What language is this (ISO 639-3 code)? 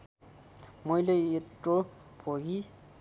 nep